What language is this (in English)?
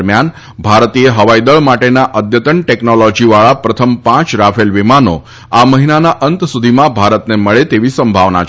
Gujarati